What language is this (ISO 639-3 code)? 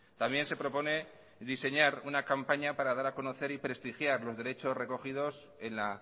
spa